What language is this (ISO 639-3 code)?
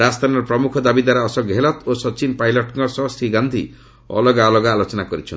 ori